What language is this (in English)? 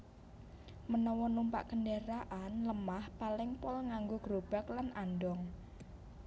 Javanese